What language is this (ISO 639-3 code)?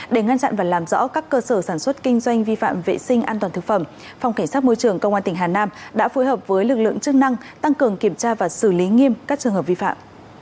vie